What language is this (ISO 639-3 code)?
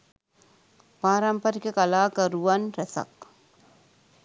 sin